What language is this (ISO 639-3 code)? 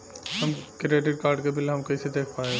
bho